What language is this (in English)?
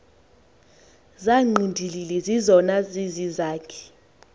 Xhosa